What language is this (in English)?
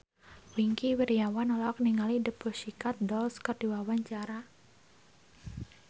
Sundanese